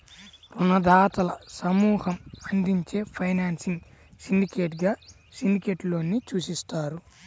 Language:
Telugu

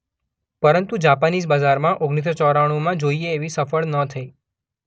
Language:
Gujarati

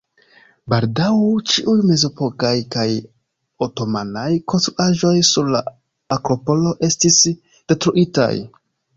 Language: Esperanto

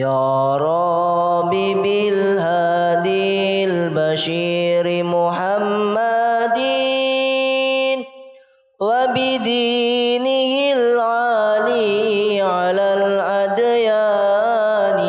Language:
Indonesian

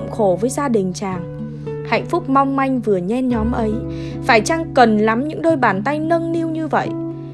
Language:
Vietnamese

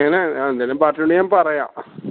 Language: Malayalam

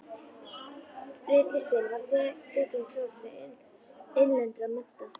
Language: Icelandic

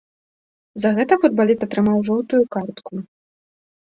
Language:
Belarusian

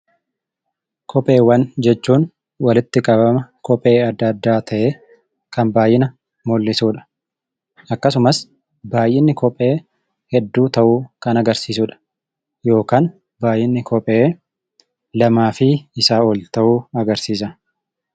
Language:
Oromo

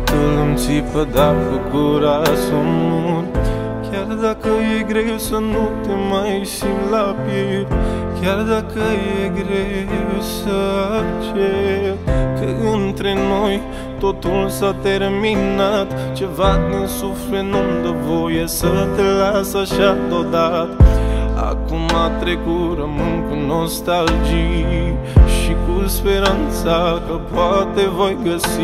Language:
Romanian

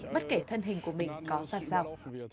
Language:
Vietnamese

